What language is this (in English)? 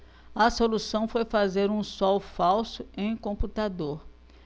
Portuguese